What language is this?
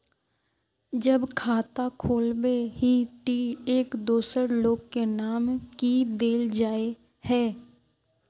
Magahi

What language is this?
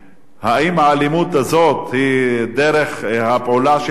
Hebrew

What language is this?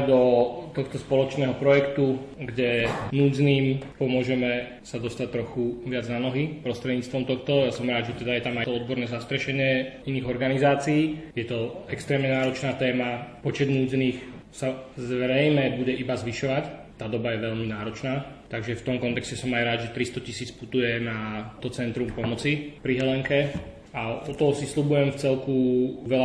Slovak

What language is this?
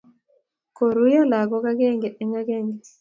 Kalenjin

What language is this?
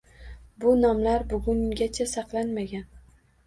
Uzbek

